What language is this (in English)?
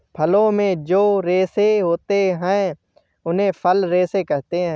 Hindi